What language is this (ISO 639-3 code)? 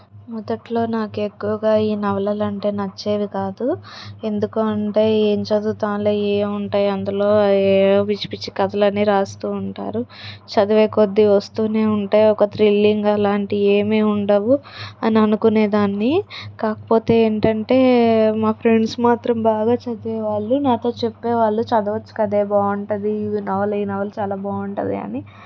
tel